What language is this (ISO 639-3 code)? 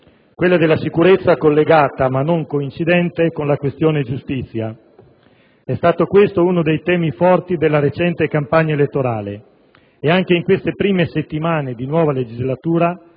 ita